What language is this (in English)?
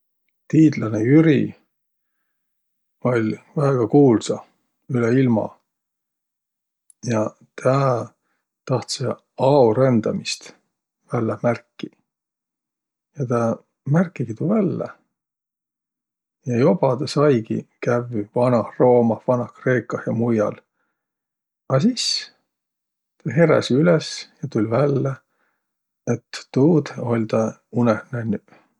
Võro